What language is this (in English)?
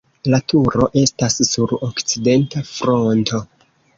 Esperanto